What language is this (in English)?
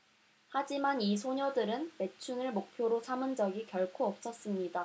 Korean